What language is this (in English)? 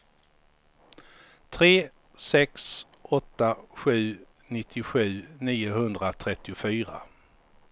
Swedish